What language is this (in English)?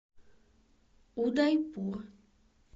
Russian